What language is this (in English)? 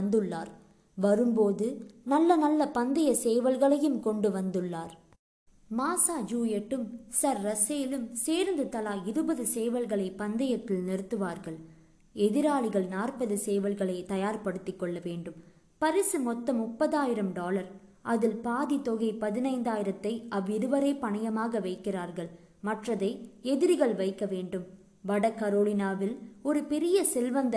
Tamil